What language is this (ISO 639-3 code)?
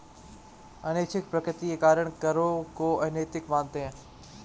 hin